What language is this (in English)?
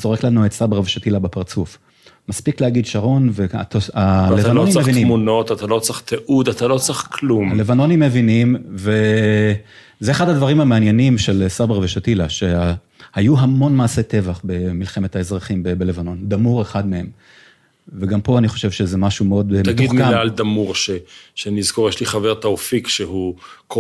Hebrew